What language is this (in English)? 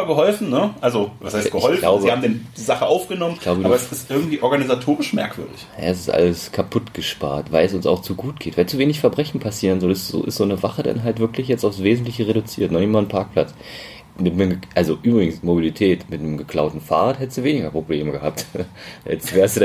German